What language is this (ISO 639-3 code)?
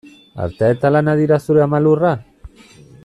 eus